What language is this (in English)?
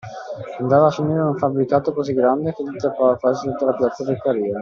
Italian